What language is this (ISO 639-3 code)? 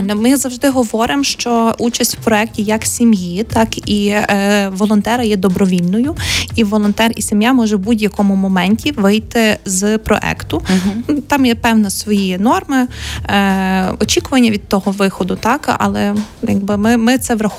ukr